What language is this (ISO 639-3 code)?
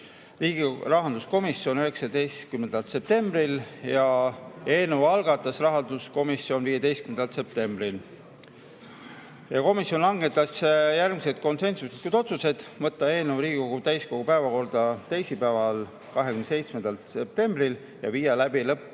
est